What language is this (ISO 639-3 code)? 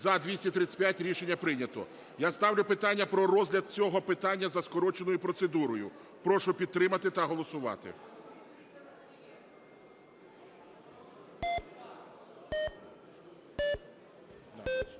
ukr